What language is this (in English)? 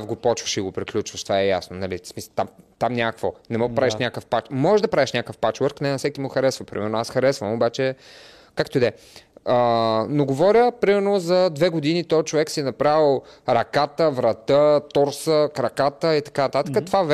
Bulgarian